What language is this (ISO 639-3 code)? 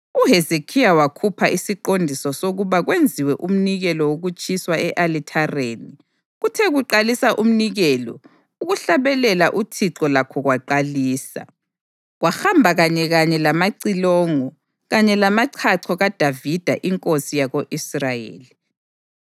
nde